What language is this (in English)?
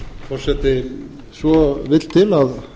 Icelandic